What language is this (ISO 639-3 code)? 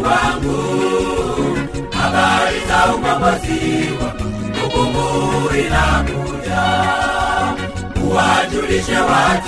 swa